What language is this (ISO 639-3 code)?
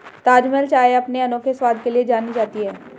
hin